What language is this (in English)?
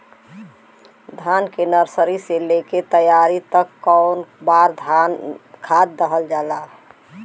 Bhojpuri